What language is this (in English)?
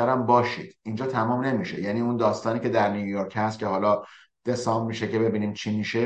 Persian